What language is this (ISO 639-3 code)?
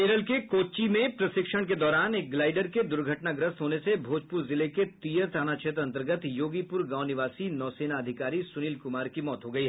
hin